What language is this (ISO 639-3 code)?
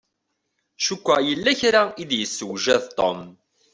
kab